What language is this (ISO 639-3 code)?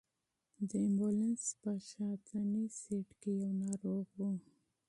pus